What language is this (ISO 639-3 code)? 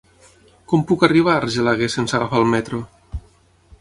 cat